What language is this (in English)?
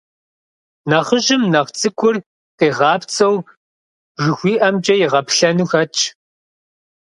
Kabardian